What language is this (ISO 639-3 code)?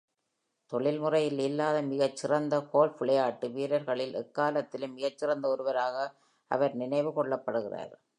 tam